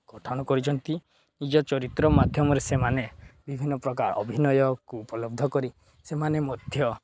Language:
Odia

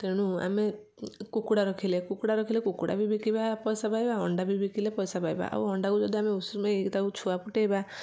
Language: Odia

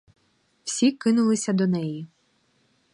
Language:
Ukrainian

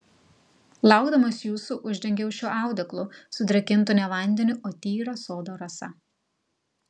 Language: Lithuanian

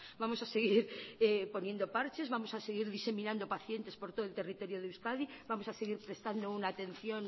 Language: Spanish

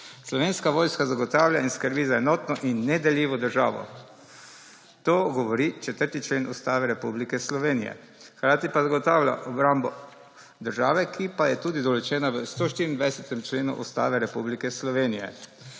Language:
Slovenian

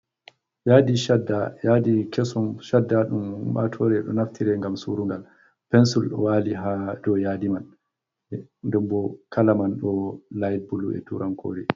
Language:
Fula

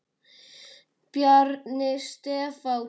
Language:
Icelandic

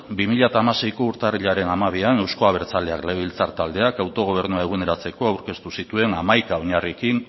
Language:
Basque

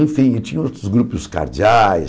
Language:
Portuguese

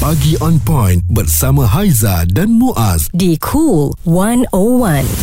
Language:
Malay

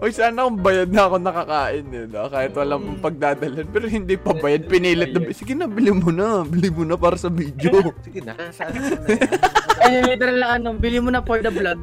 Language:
Filipino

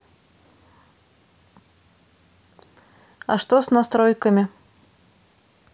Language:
Russian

